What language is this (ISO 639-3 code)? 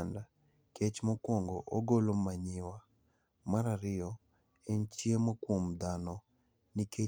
luo